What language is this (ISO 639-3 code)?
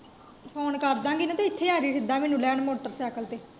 pan